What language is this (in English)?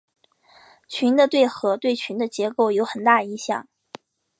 Chinese